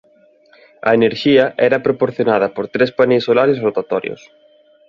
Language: Galician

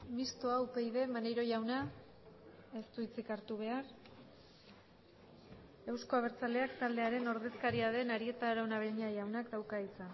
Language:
Basque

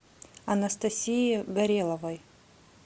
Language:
Russian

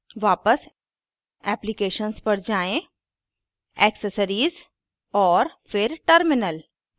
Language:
Hindi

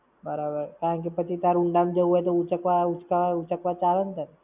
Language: Gujarati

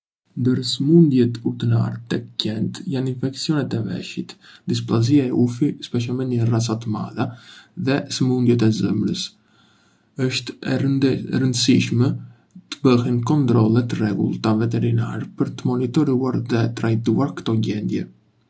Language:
Arbëreshë Albanian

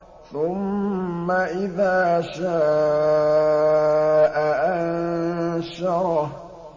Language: Arabic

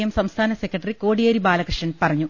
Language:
Malayalam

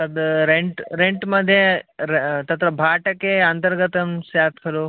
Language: Sanskrit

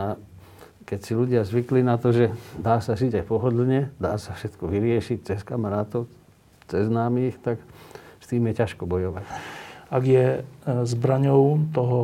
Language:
Slovak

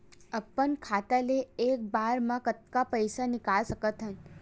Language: Chhattisgarhi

